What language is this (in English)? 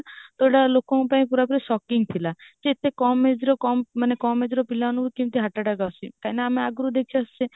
Odia